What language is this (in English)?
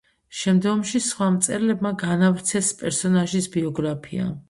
Georgian